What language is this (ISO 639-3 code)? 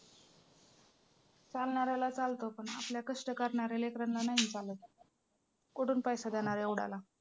mar